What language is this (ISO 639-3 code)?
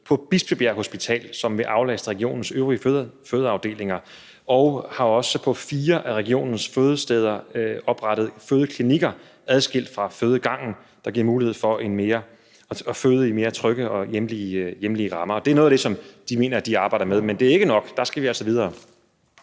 dan